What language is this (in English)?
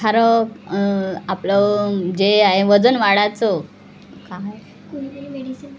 Marathi